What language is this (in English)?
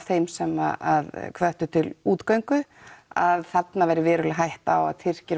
Icelandic